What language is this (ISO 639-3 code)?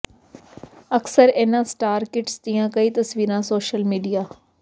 pan